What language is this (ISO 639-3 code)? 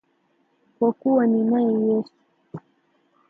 swa